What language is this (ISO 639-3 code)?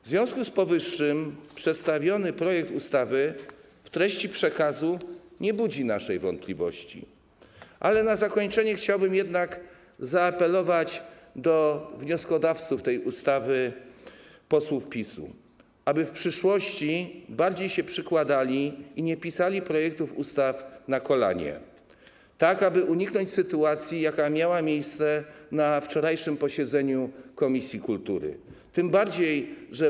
pol